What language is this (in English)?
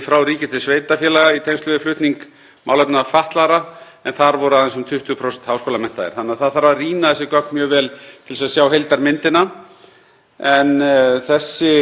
Icelandic